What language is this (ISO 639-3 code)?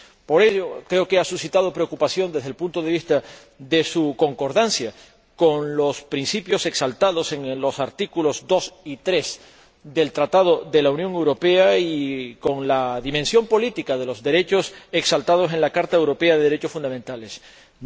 spa